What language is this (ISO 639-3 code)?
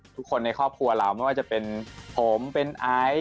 tha